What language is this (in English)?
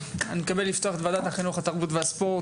Hebrew